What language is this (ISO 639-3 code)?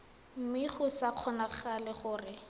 tsn